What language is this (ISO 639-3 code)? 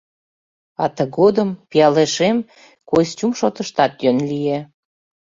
chm